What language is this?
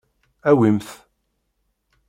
Kabyle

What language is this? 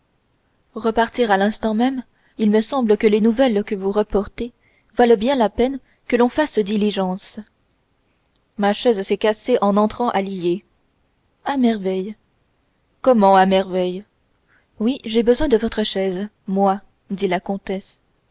French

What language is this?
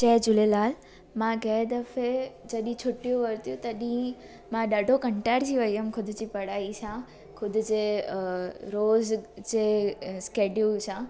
Sindhi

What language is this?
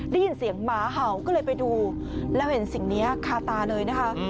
Thai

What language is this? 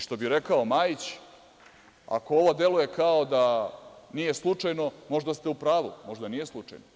Serbian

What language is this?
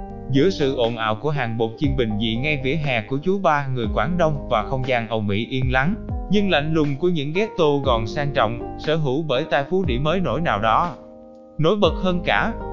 Vietnamese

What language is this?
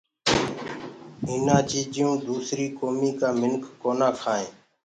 Gurgula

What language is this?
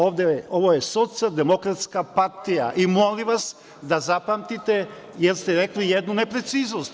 Serbian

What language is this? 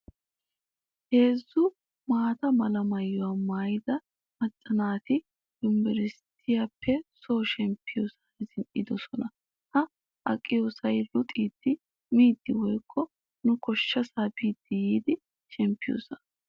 Wolaytta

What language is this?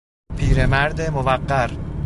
Persian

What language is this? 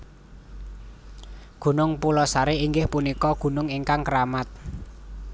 Javanese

